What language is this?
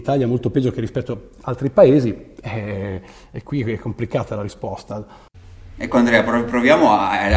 Italian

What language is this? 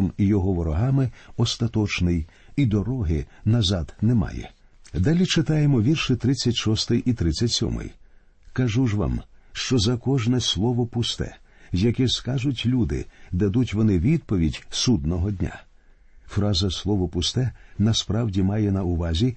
Ukrainian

